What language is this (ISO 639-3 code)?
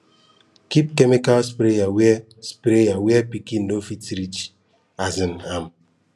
pcm